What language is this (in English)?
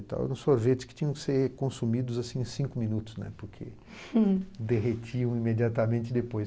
Portuguese